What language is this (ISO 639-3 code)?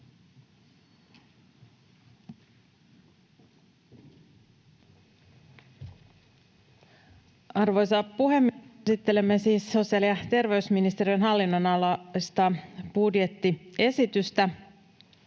fin